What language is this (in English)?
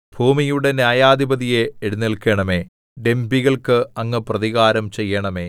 Malayalam